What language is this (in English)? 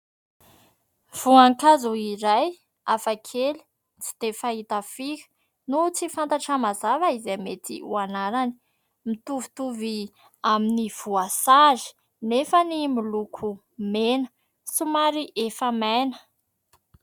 Malagasy